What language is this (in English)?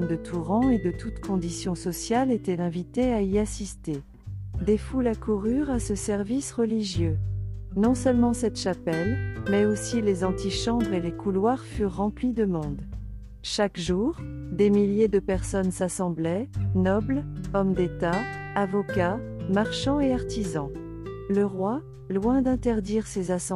French